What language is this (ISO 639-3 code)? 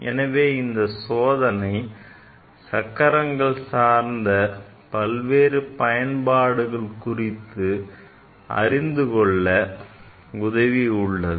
tam